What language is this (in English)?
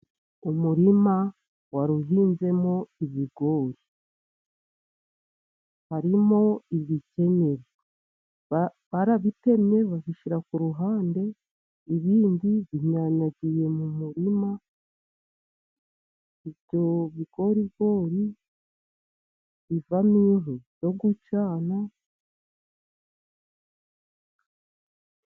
Kinyarwanda